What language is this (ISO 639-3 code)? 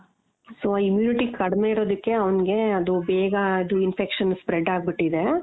kan